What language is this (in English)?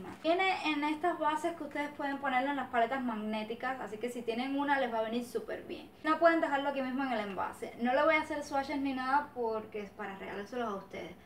Spanish